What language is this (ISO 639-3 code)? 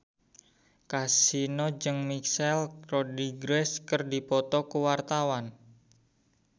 sun